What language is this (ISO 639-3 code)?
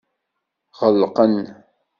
kab